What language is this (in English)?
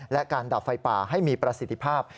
Thai